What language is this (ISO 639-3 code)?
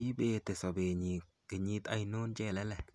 kln